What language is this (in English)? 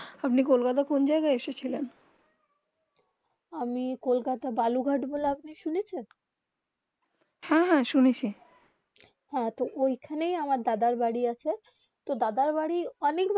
Bangla